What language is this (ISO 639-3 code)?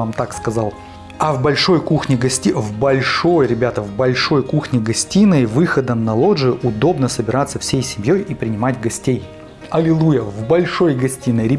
rus